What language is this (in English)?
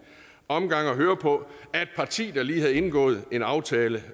Danish